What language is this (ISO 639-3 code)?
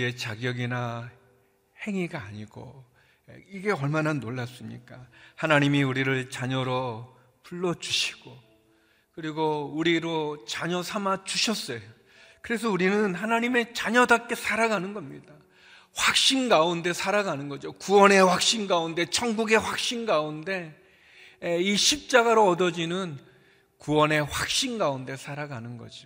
kor